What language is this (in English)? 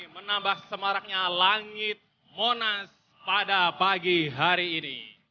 Indonesian